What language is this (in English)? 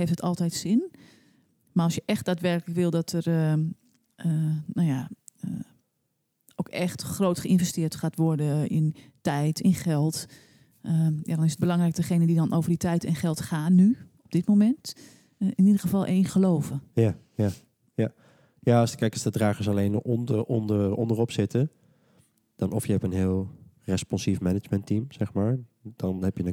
Dutch